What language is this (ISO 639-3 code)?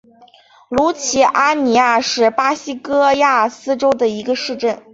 zho